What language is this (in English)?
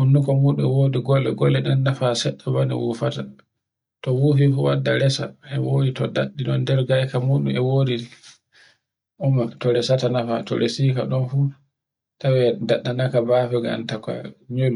Borgu Fulfulde